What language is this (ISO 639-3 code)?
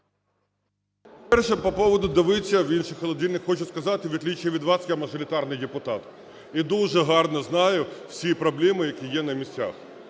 ukr